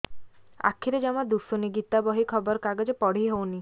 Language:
Odia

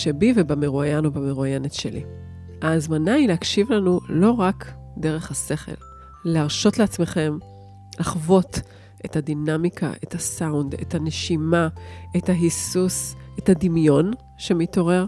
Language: Hebrew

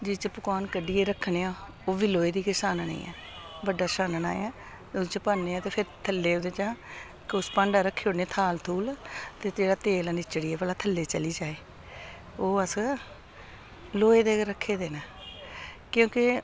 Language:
Dogri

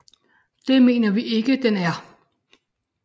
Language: Danish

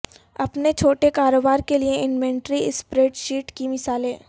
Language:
Urdu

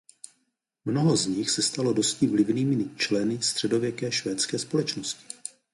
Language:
Czech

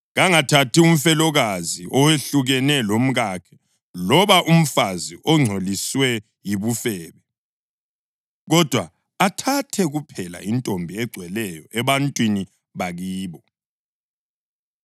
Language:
North Ndebele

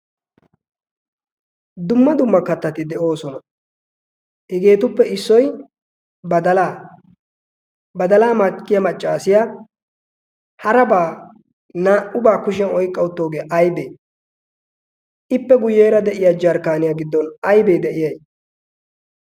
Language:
Wolaytta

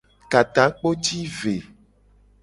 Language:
Gen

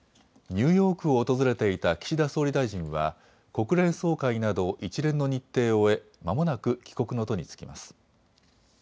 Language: Japanese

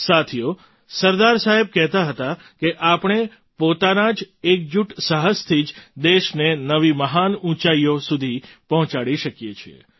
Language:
Gujarati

